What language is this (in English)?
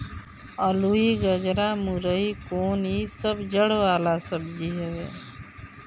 Bhojpuri